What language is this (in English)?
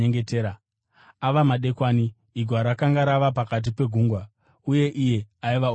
Shona